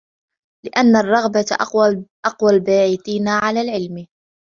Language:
Arabic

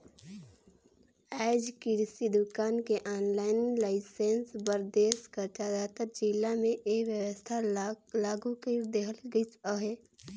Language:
Chhattisgarhi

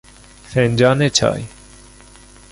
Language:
Persian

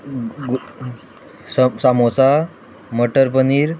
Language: Konkani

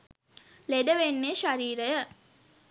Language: Sinhala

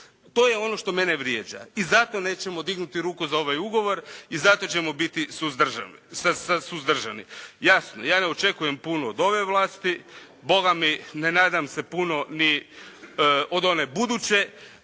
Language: Croatian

